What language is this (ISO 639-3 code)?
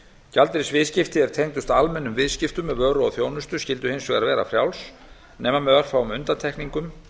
isl